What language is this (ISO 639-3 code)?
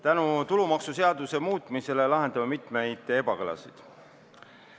est